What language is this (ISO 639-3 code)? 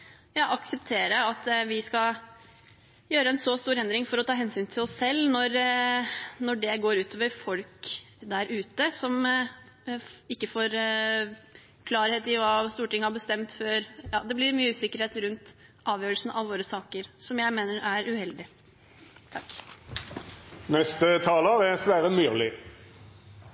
nob